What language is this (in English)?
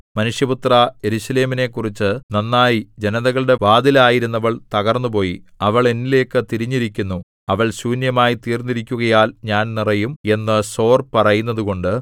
Malayalam